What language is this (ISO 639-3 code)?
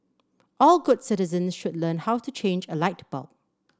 eng